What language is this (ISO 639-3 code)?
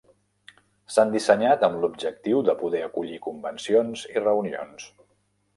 cat